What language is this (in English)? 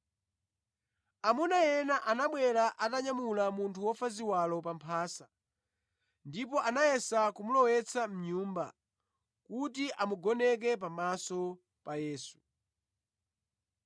Nyanja